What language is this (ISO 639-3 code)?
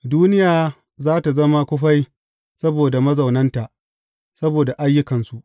hau